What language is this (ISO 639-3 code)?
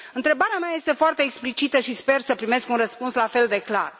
ron